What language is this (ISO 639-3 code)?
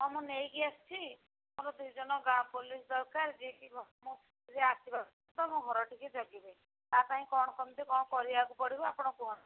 ori